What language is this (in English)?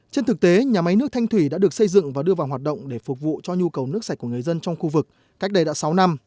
Vietnamese